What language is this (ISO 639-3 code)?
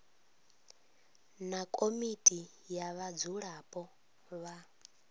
ven